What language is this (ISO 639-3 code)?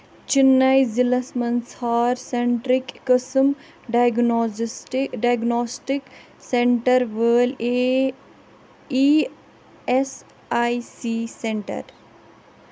kas